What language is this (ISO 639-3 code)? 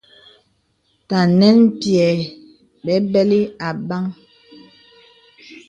beb